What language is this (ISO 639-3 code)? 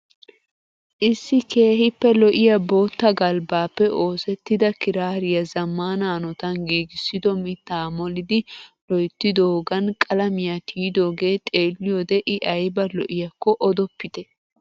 wal